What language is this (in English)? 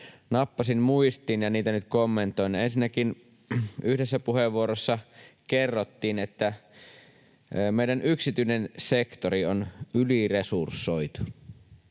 Finnish